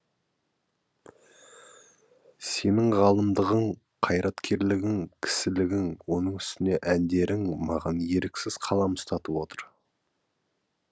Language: Kazakh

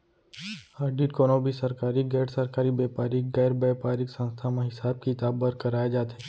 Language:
Chhattisgarhi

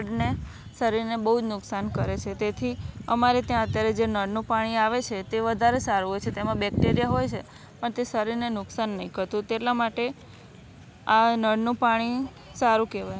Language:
Gujarati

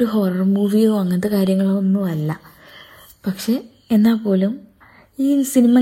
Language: Malayalam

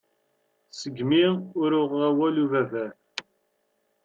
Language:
Kabyle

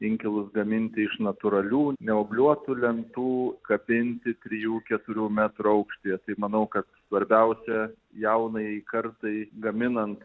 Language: Lithuanian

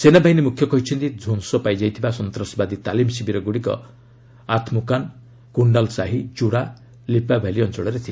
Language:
Odia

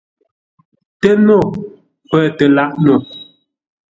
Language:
Ngombale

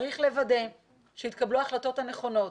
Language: Hebrew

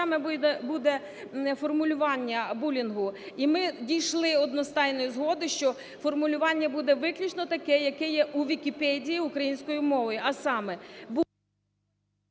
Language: Ukrainian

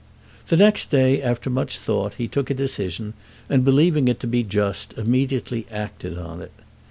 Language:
English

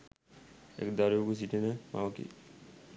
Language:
Sinhala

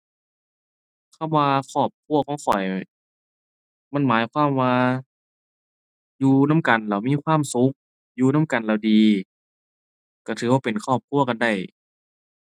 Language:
Thai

